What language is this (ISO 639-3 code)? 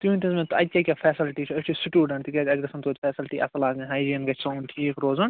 kas